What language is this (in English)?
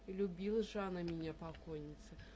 Russian